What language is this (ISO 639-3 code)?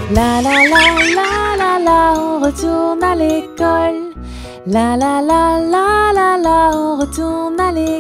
fra